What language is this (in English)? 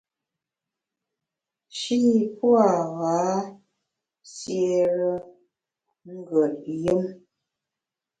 Bamun